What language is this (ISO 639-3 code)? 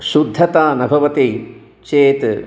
san